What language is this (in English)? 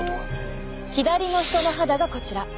Japanese